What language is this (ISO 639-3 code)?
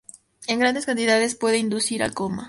spa